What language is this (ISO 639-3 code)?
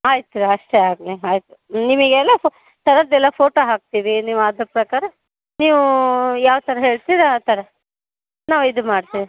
kan